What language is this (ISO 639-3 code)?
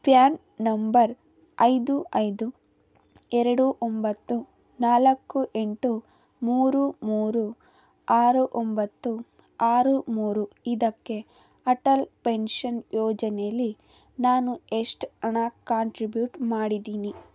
kan